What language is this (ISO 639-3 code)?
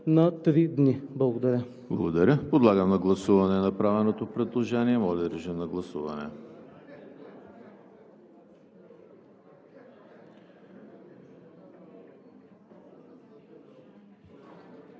bul